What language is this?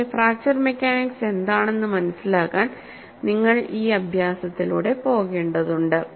Malayalam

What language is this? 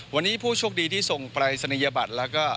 Thai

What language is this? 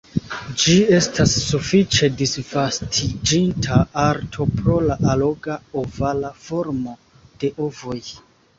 Esperanto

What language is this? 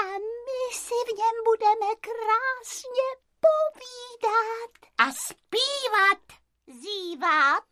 Czech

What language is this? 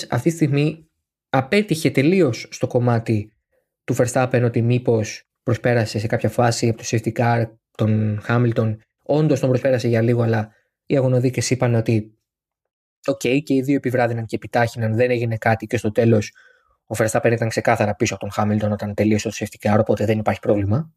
Greek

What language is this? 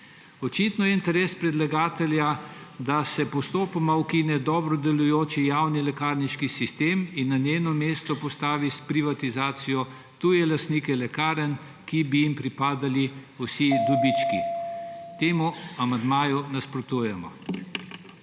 Slovenian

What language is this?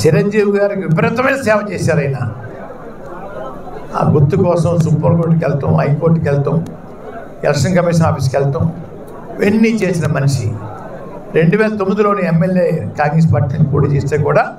Telugu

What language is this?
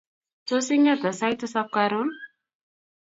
Kalenjin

